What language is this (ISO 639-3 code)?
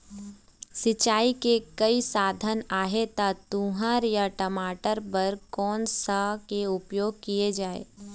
hne